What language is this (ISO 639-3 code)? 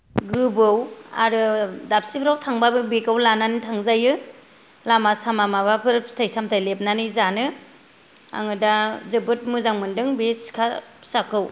brx